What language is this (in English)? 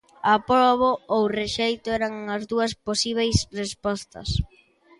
Galician